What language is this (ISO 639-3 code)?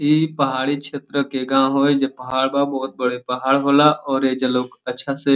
bho